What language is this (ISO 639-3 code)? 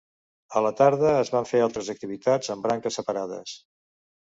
cat